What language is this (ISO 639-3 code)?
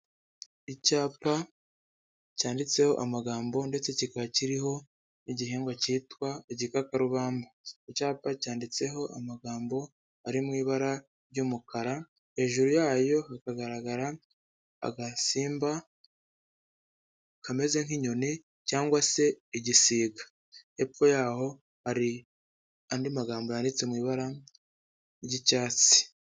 kin